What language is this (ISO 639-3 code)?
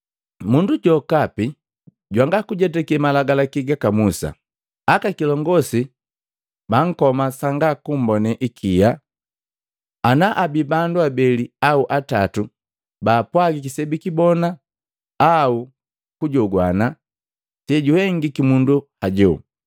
mgv